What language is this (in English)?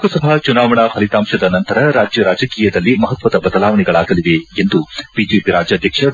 Kannada